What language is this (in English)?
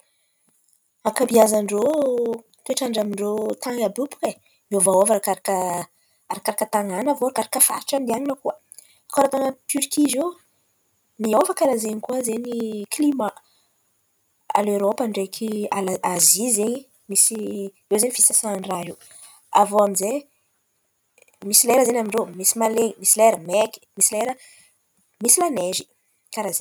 Antankarana Malagasy